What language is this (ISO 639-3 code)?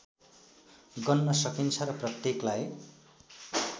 nep